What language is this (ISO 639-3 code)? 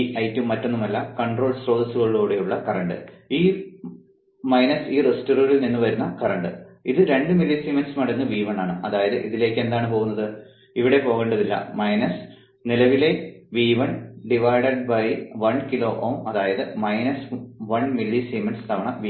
mal